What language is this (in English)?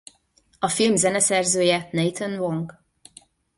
Hungarian